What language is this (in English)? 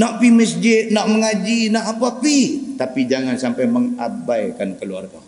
Malay